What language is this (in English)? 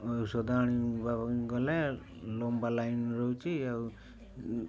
Odia